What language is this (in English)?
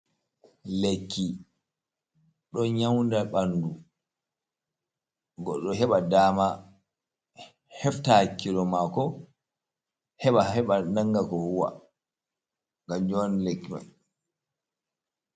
Fula